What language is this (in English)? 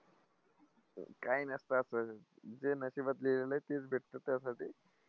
Marathi